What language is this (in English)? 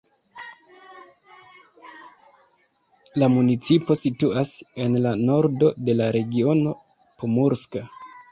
Esperanto